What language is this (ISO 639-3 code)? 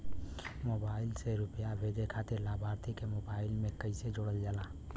bho